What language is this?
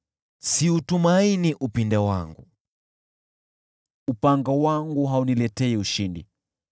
Swahili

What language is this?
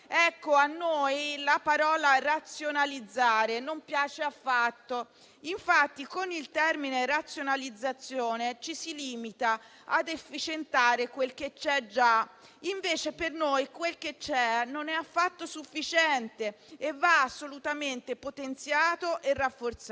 Italian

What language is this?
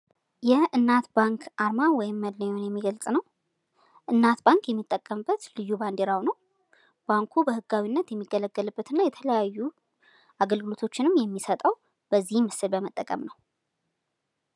Amharic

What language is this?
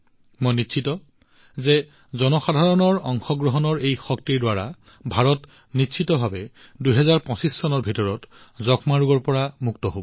Assamese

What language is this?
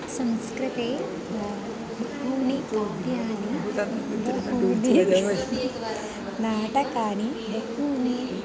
Sanskrit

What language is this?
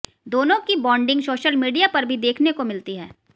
Hindi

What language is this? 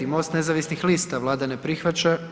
Croatian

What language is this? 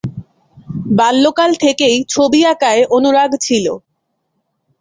Bangla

